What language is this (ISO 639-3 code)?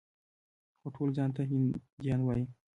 pus